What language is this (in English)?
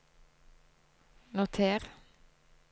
Norwegian